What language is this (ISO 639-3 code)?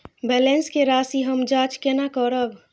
mai